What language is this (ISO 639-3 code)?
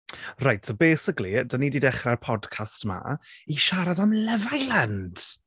cym